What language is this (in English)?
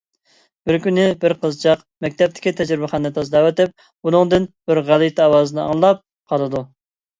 Uyghur